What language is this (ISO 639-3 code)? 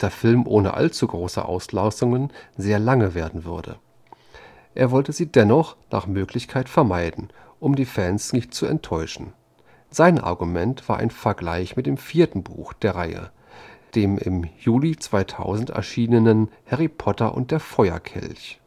deu